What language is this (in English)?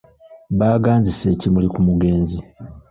Ganda